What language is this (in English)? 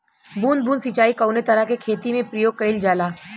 Bhojpuri